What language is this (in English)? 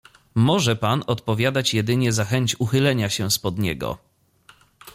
Polish